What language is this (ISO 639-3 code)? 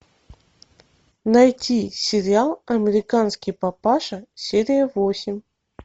rus